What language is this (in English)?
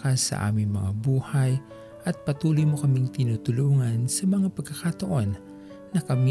Filipino